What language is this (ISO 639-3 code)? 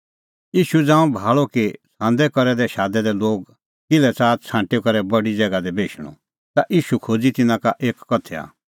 kfx